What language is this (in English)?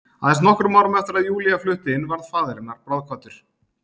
Icelandic